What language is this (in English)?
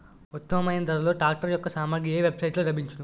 Telugu